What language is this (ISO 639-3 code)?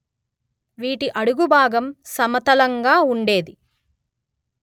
tel